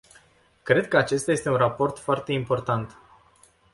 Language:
Romanian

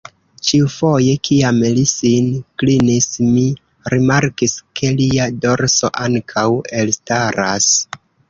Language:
Esperanto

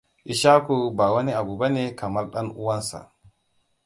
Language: Hausa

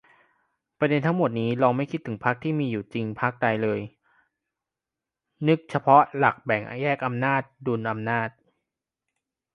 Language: Thai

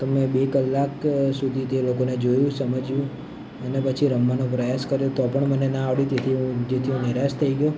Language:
Gujarati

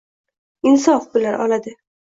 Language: Uzbek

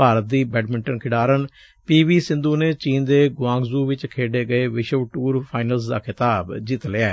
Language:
Punjabi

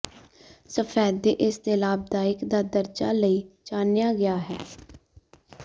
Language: Punjabi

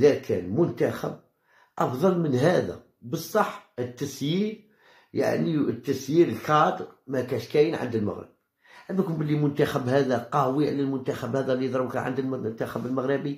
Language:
Arabic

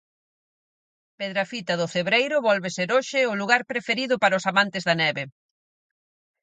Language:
Galician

